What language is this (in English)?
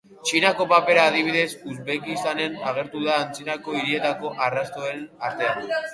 Basque